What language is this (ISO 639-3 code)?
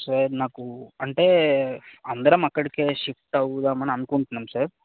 tel